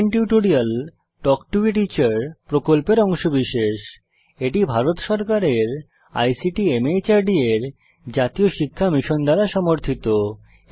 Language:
Bangla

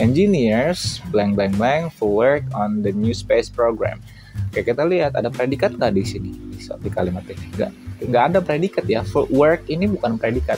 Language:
Indonesian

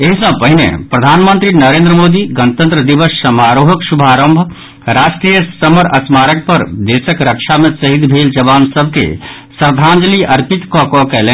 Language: Maithili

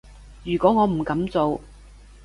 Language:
Cantonese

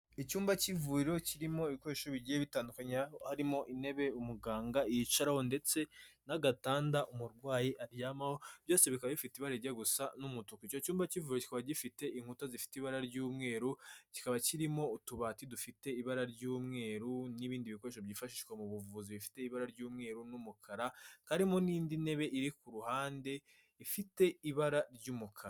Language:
Kinyarwanda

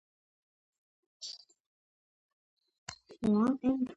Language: Georgian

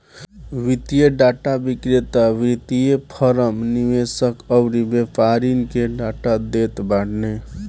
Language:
Bhojpuri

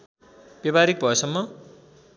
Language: Nepali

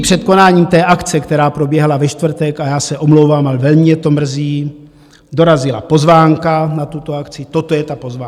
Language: Czech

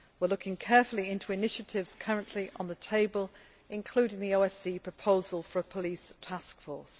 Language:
English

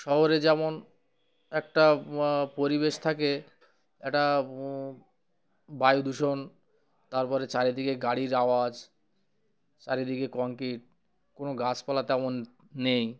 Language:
Bangla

